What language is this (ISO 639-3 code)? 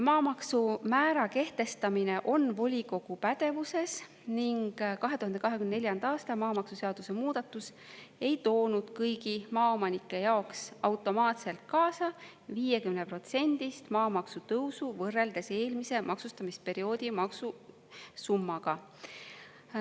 est